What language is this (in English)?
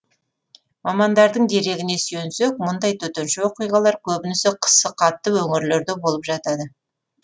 Kazakh